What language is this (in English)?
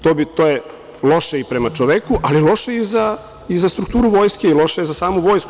Serbian